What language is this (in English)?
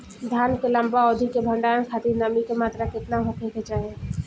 Bhojpuri